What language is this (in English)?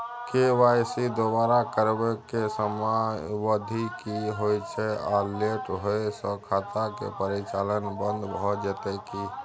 Maithili